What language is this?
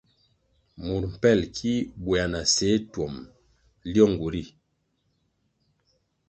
Kwasio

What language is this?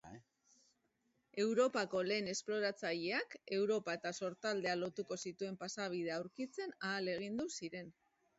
Basque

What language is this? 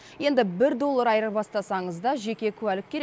Kazakh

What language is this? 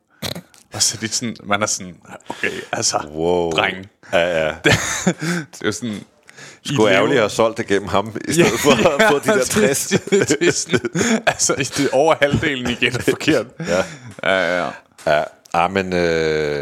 Danish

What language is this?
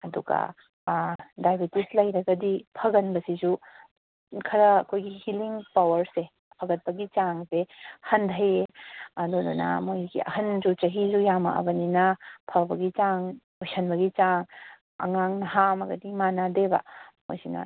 Manipuri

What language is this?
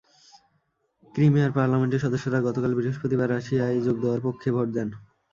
Bangla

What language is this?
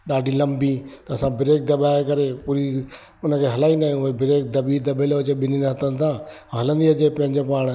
Sindhi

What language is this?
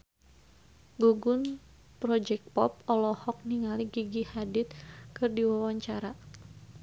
Sundanese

